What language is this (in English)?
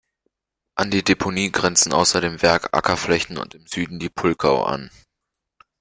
German